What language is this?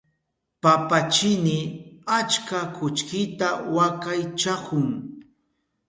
Southern Pastaza Quechua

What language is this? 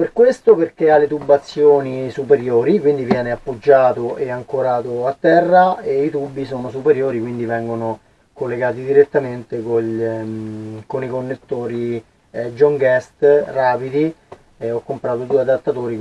Italian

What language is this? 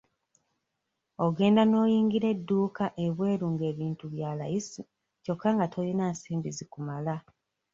Ganda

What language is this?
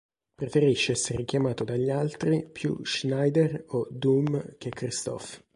Italian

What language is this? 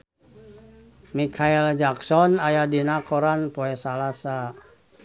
Sundanese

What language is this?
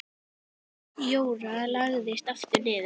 Icelandic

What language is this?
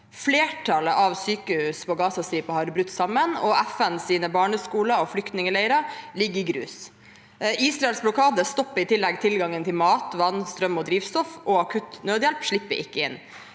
Norwegian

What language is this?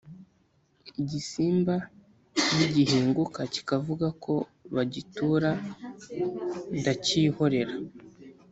Kinyarwanda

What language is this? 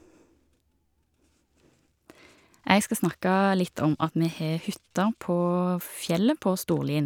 Norwegian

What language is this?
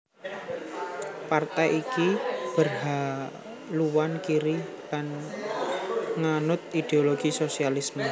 Javanese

